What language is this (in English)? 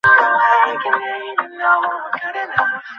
Bangla